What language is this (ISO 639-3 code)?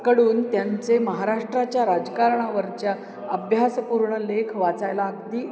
mar